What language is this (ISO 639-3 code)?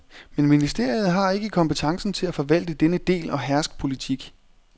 dan